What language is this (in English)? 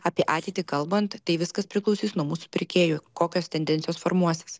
Lithuanian